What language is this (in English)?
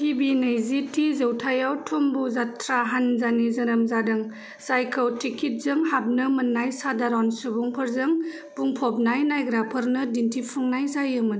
Bodo